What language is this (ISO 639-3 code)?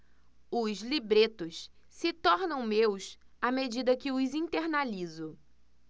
por